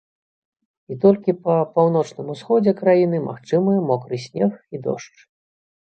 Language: Belarusian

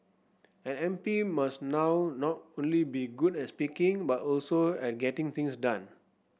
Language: English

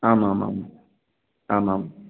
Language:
Sanskrit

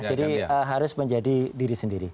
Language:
Indonesian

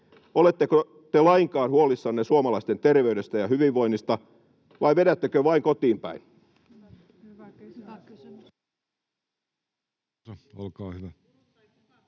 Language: Finnish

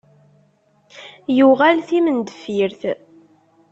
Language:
Kabyle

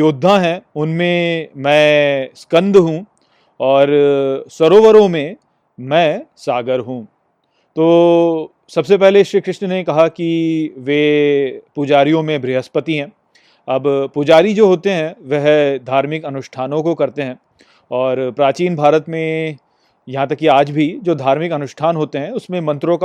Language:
Hindi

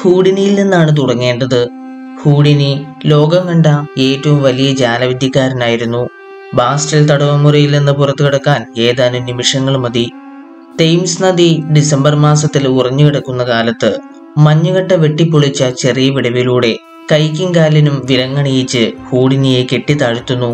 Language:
Malayalam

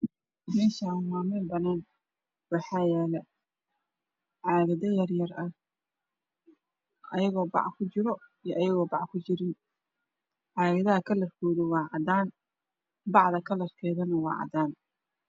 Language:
Somali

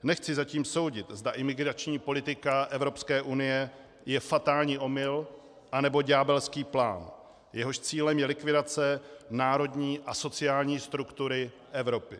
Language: Czech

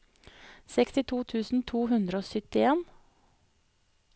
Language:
Norwegian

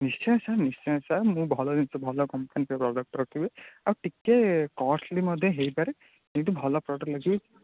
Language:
Odia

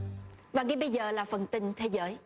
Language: Vietnamese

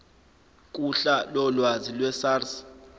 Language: Zulu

